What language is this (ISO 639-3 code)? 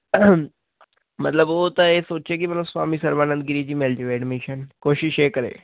pan